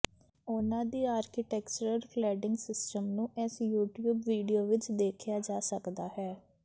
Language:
Punjabi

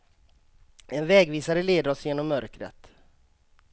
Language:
Swedish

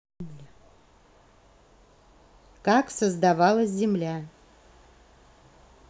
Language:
Russian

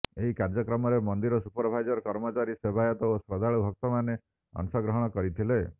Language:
Odia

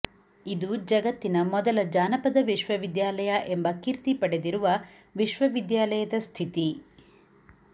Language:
Kannada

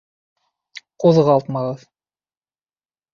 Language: Bashkir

